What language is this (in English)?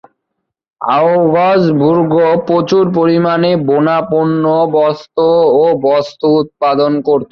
Bangla